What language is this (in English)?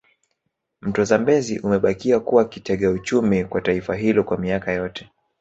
Swahili